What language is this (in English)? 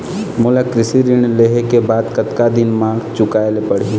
Chhattisgarhi